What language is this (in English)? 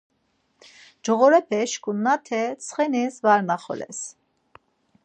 Laz